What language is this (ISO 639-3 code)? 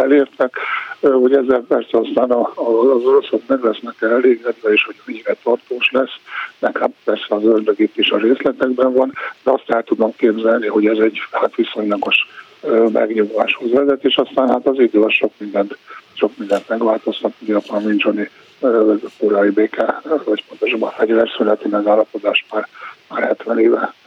hun